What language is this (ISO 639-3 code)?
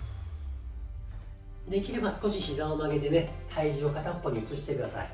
jpn